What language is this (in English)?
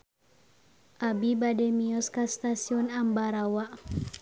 Sundanese